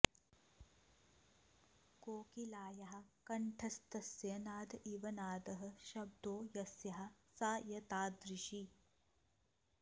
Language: Sanskrit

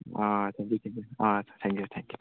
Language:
Manipuri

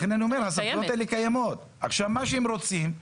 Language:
Hebrew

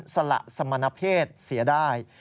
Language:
Thai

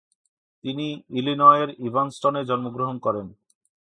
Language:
Bangla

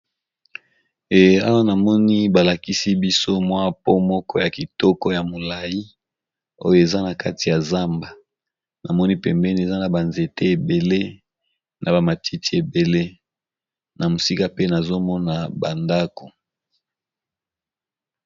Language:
Lingala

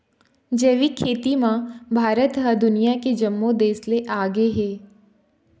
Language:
Chhattisgarhi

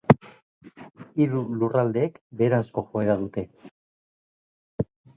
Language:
Basque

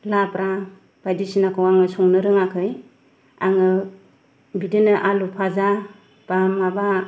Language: Bodo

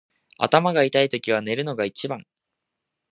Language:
Japanese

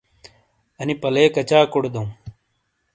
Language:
Shina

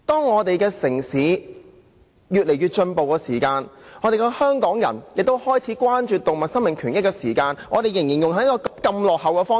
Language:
Cantonese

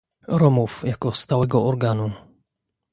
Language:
Polish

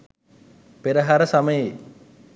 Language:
Sinhala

